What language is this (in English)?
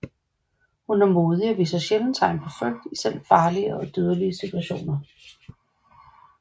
Danish